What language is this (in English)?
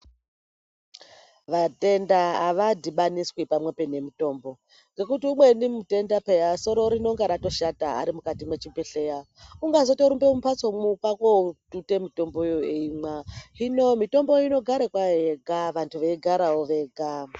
Ndau